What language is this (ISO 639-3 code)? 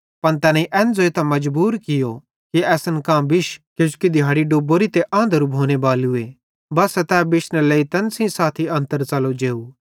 bhd